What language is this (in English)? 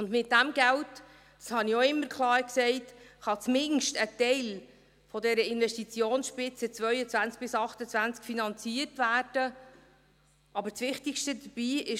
Swiss German